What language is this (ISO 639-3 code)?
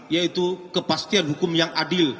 ind